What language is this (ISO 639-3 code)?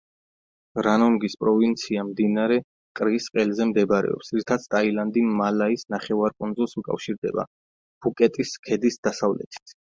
kat